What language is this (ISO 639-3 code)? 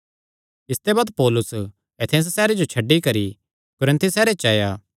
xnr